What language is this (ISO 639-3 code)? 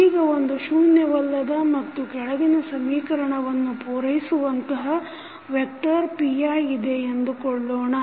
kan